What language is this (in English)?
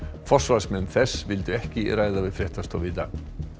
Icelandic